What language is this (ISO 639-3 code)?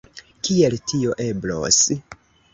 epo